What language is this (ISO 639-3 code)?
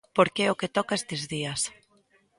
glg